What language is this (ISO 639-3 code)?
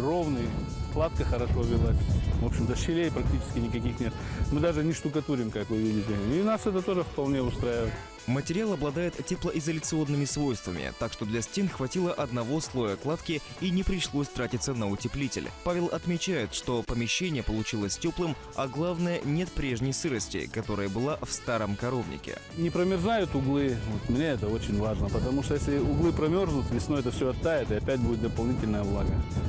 rus